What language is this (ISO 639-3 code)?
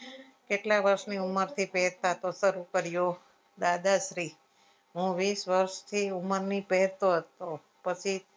guj